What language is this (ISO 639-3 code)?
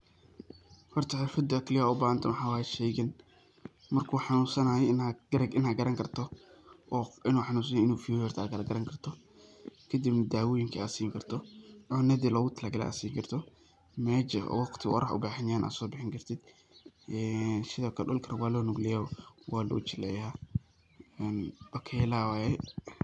som